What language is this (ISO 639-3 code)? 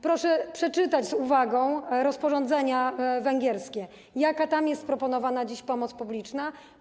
pol